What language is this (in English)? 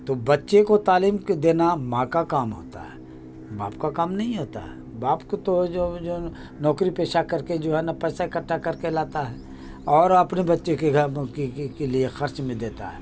Urdu